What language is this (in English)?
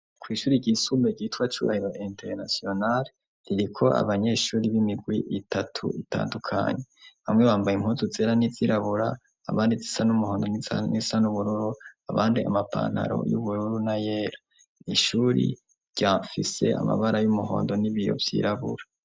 Rundi